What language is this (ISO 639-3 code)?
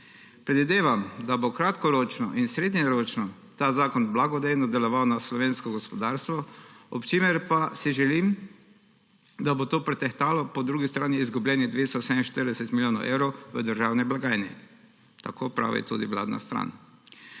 slv